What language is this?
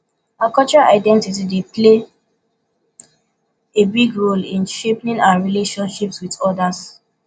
Nigerian Pidgin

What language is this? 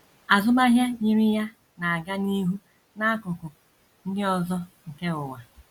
Igbo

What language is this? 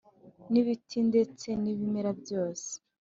Kinyarwanda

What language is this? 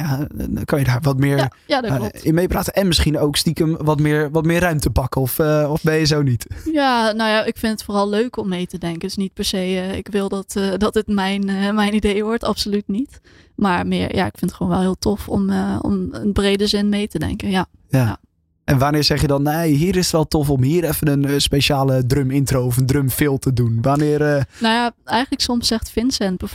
Dutch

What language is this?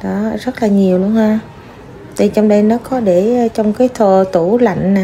Vietnamese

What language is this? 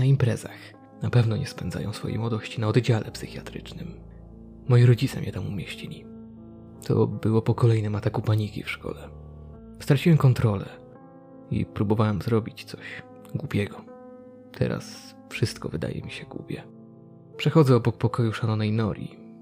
Polish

